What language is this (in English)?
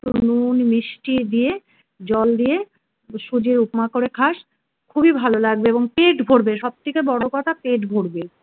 Bangla